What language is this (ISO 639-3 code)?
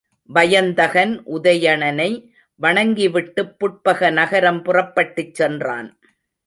tam